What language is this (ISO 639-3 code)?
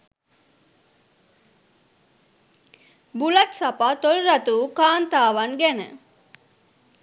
sin